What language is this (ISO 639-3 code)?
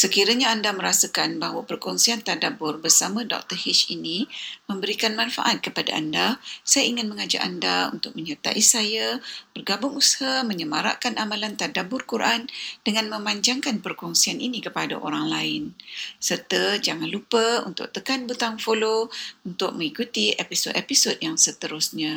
msa